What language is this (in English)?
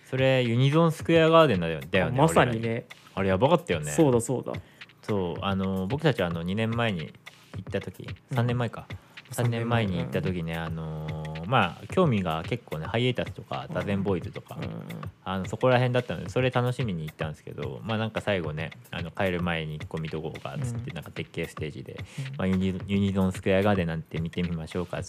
Japanese